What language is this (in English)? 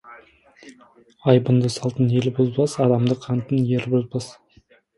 Kazakh